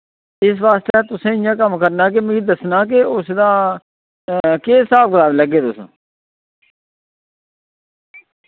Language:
Dogri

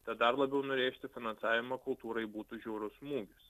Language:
Lithuanian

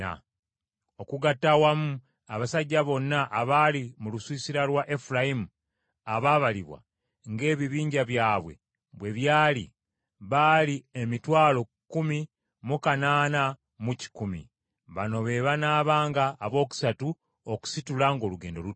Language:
Ganda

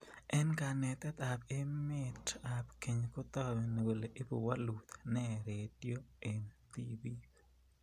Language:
Kalenjin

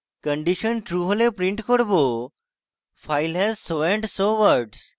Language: Bangla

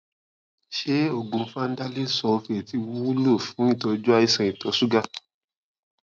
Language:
Yoruba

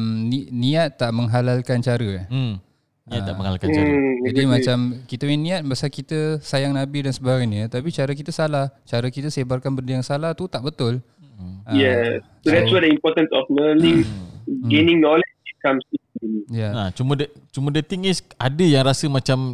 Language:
Malay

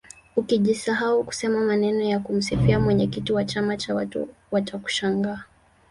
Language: Swahili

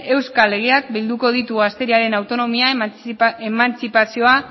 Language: Basque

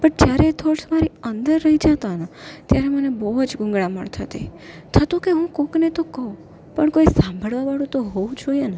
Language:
Gujarati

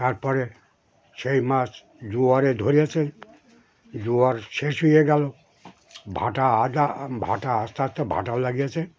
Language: Bangla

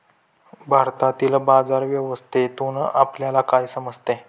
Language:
Marathi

